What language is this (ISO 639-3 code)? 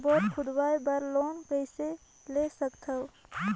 hne